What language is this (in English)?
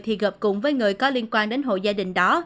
Vietnamese